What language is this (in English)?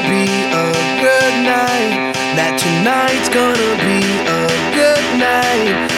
Slovak